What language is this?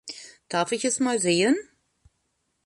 German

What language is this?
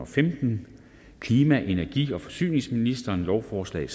Danish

